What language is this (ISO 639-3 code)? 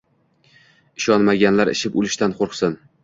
uzb